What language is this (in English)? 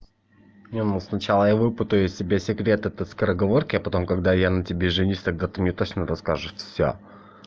Russian